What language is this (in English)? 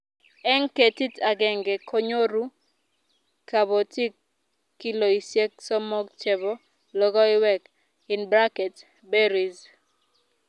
Kalenjin